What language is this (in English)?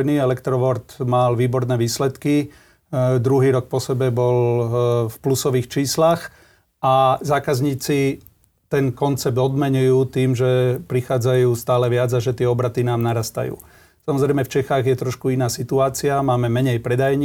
Slovak